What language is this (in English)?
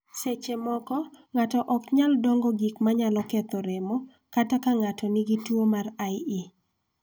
Luo (Kenya and Tanzania)